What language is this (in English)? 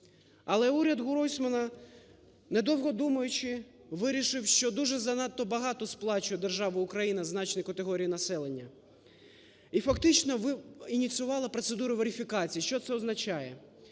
Ukrainian